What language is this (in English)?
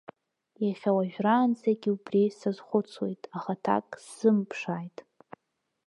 Abkhazian